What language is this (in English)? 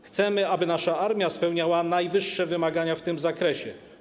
Polish